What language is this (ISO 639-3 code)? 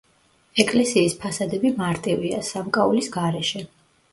kat